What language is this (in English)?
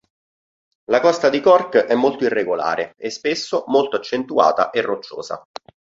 Italian